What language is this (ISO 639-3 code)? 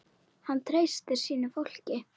isl